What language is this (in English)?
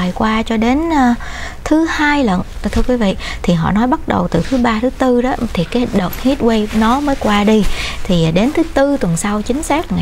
Vietnamese